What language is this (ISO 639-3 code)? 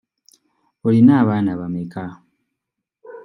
lug